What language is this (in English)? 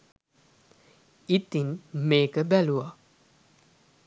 Sinhala